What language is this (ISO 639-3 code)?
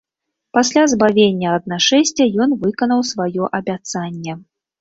bel